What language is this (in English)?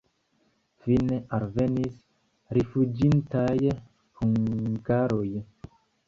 Esperanto